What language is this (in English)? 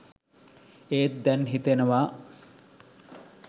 Sinhala